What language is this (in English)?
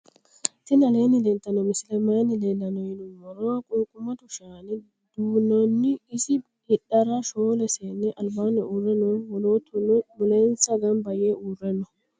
Sidamo